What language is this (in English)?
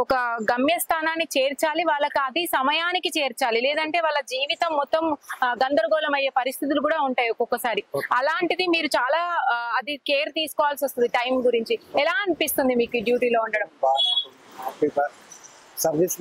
Telugu